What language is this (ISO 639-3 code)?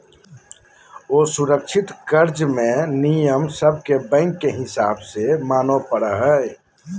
mag